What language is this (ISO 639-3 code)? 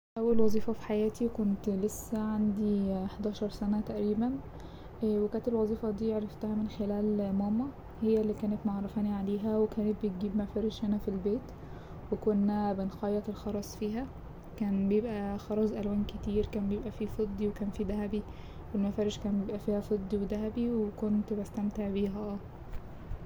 arz